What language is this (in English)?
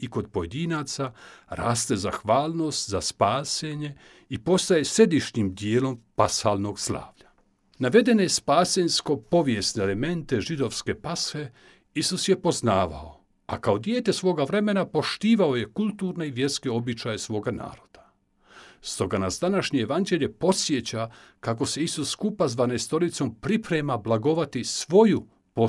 Croatian